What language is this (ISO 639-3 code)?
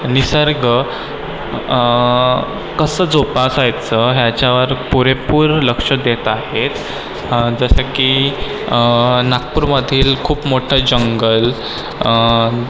mar